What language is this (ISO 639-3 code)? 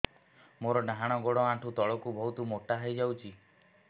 ori